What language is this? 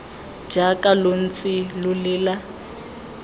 Tswana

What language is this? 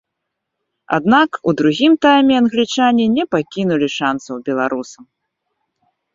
Belarusian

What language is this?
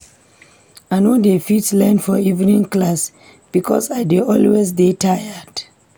Nigerian Pidgin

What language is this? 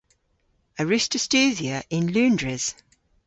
Cornish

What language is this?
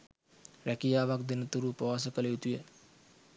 Sinhala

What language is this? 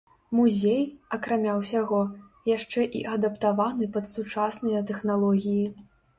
Belarusian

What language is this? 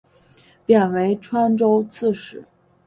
Chinese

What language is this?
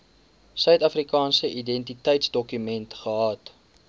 Afrikaans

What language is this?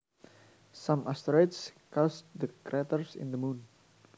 Javanese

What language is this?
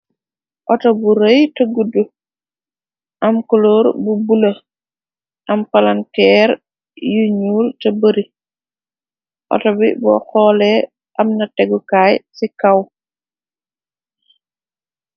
Wolof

